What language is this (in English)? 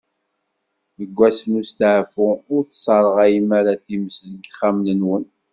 Kabyle